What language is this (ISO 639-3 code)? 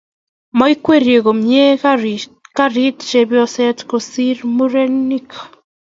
kln